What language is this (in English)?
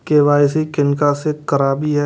Maithili